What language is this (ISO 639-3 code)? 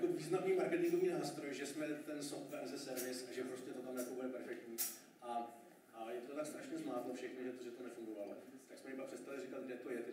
ces